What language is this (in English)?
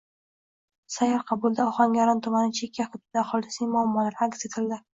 Uzbek